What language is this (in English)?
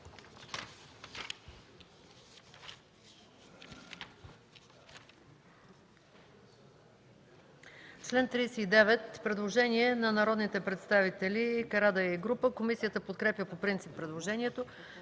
Bulgarian